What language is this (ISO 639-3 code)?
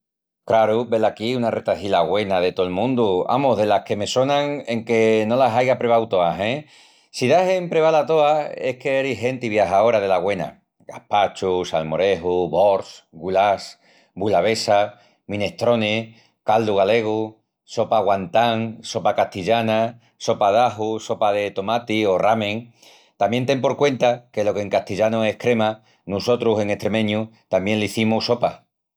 ext